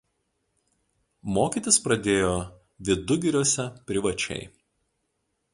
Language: Lithuanian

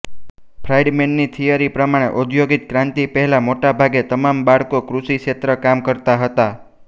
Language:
Gujarati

